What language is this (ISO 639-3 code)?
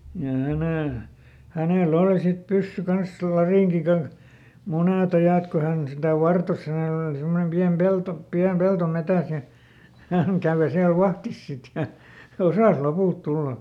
fin